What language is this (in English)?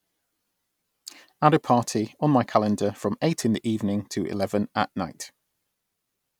English